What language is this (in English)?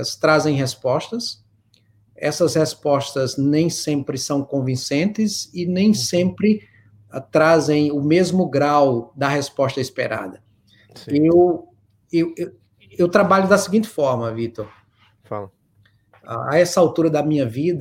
Portuguese